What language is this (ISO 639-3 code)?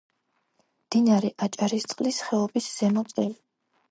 kat